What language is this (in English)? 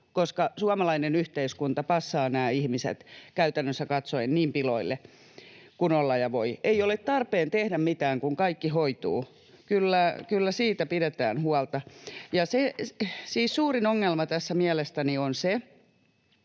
Finnish